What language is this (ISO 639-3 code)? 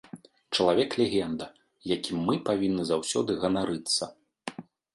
bel